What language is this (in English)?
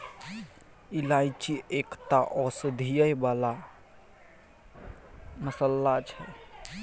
Maithili